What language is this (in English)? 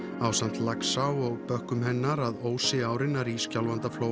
Icelandic